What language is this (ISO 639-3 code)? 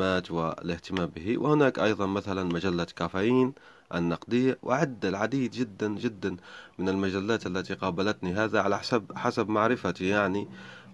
ara